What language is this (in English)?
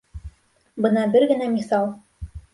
Bashkir